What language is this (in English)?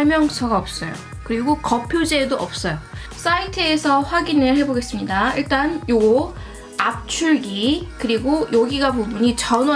Korean